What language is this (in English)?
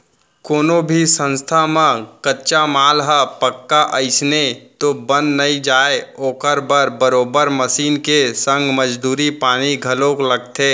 Chhattisgarhi